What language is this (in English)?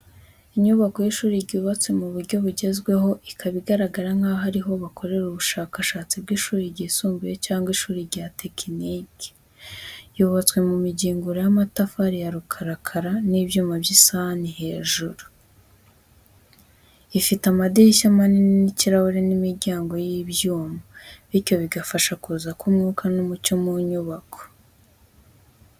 Kinyarwanda